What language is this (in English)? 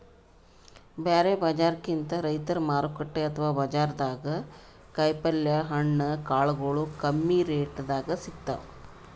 Kannada